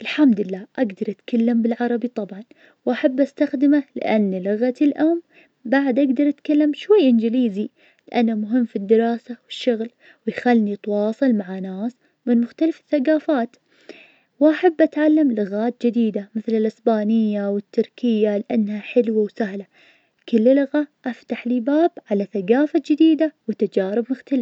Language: Najdi Arabic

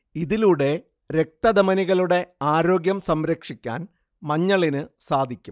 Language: Malayalam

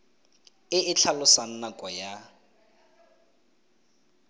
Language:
Tswana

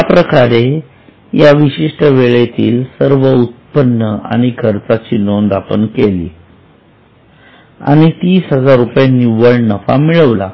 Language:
Marathi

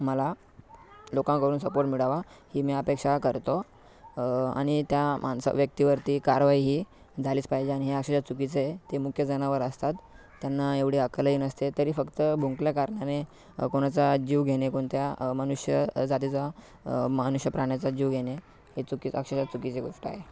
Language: Marathi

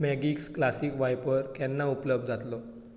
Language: Konkani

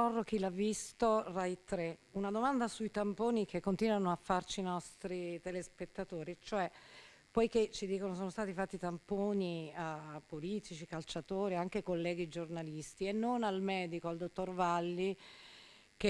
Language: Italian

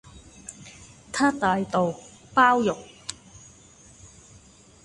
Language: Cantonese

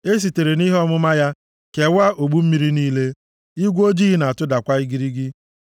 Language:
Igbo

